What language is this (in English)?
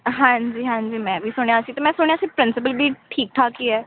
Punjabi